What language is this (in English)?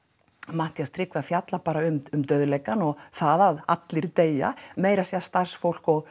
Icelandic